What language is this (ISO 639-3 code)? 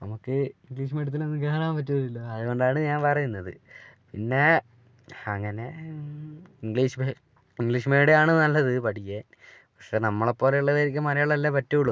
mal